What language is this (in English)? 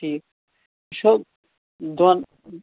Kashmiri